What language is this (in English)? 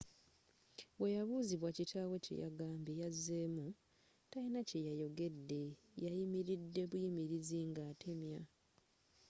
Ganda